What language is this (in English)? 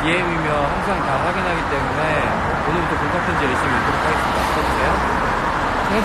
Korean